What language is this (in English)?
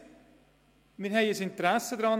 Swiss German